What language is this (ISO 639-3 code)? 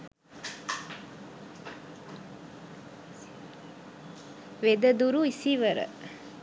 sin